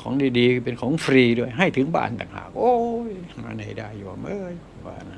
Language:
Thai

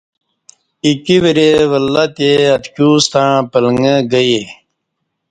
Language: Kati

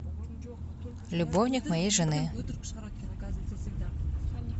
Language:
Russian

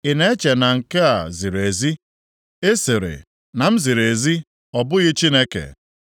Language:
Igbo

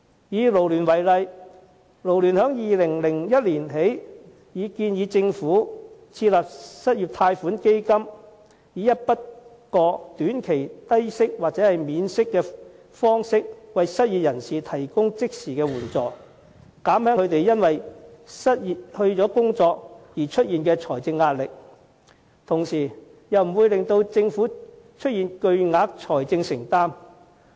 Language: Cantonese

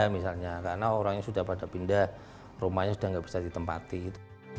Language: Indonesian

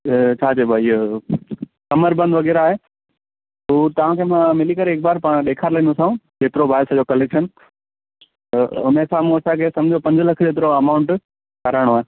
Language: Sindhi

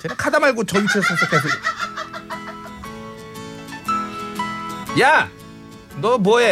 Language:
Korean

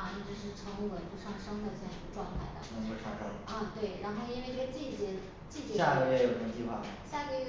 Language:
Chinese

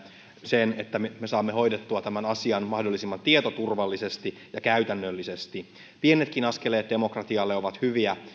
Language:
Finnish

